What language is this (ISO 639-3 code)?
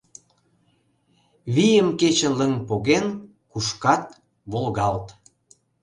chm